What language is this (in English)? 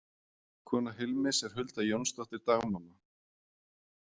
Icelandic